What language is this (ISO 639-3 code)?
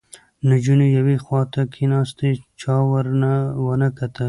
pus